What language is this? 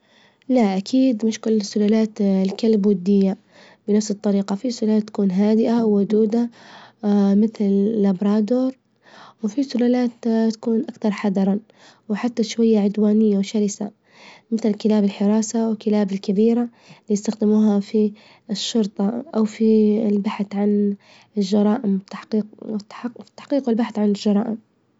Libyan Arabic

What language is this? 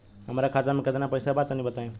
Bhojpuri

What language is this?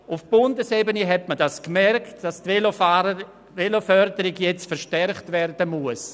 Swiss German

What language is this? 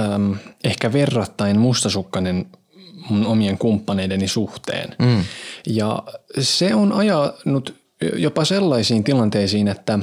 Finnish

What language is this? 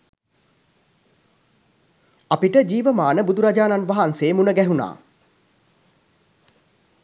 Sinhala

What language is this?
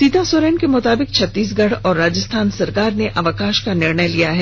Hindi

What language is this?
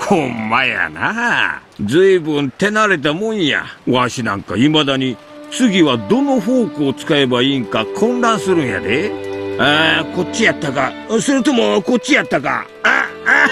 Japanese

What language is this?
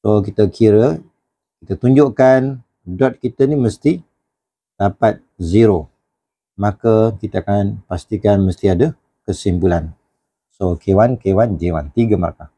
Malay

